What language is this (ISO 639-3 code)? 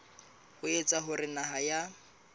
sot